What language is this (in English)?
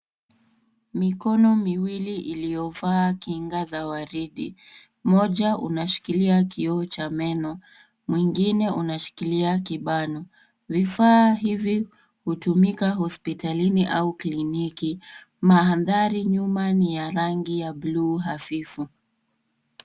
Swahili